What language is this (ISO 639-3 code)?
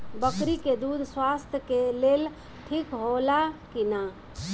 bho